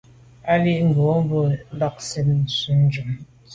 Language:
Medumba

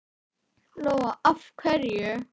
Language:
Icelandic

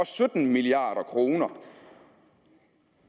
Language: Danish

